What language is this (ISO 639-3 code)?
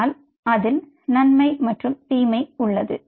tam